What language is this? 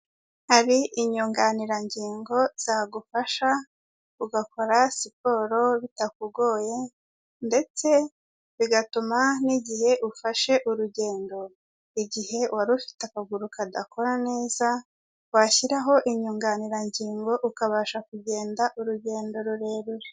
Kinyarwanda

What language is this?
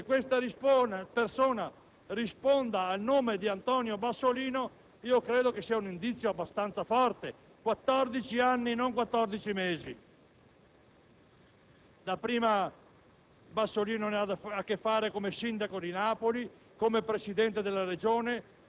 Italian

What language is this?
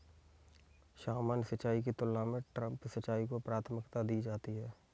Hindi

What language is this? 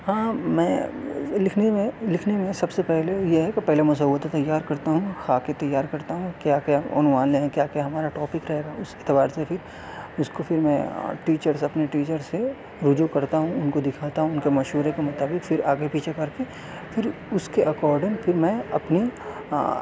Urdu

